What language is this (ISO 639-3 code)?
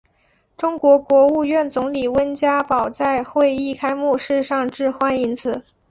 zho